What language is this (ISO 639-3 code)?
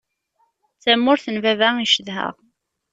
kab